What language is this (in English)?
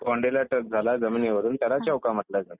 Marathi